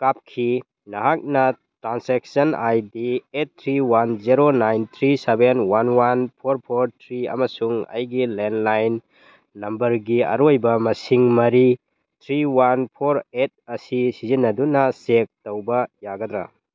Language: Manipuri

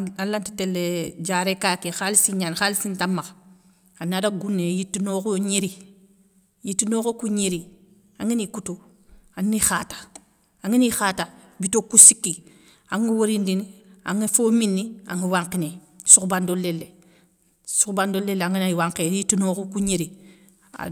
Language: Soninke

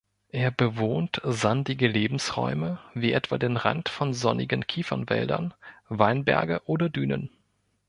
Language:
German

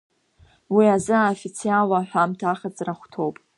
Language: Abkhazian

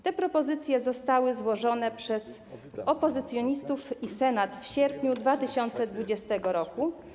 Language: Polish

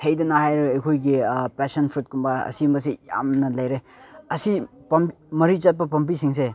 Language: Manipuri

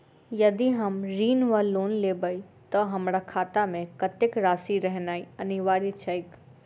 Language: Maithili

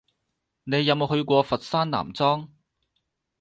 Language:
Cantonese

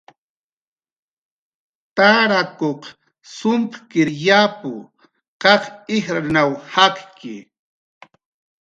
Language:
Jaqaru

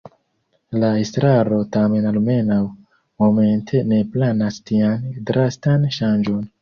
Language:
Esperanto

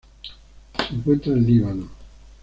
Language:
Spanish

